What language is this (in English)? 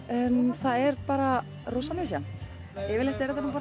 Icelandic